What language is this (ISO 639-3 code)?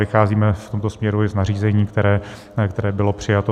ces